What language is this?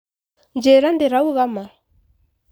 Kikuyu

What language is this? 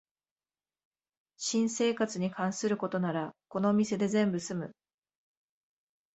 Japanese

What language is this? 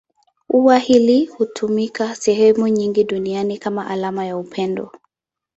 Swahili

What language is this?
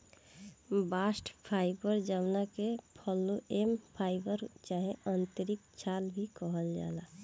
Bhojpuri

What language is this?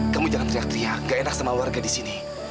Indonesian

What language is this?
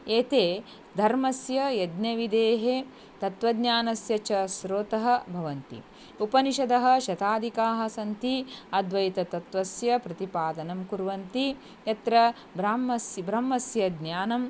Sanskrit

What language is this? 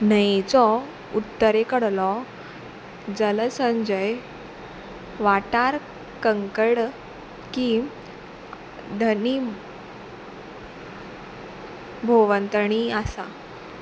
Konkani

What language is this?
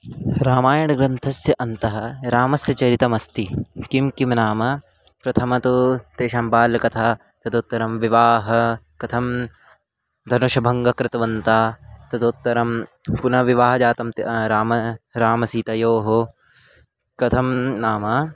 Sanskrit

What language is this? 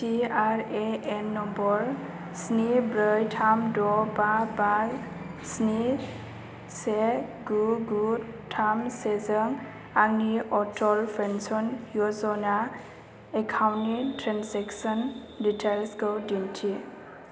Bodo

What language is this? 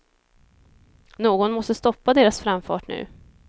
Swedish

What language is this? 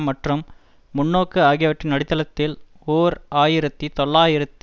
Tamil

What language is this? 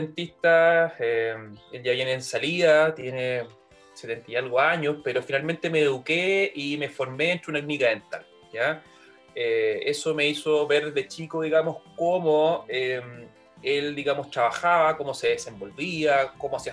Spanish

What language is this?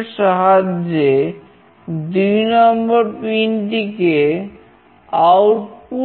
Bangla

